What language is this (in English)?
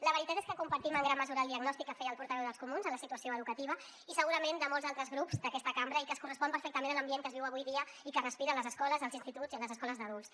Catalan